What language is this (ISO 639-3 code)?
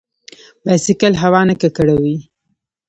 pus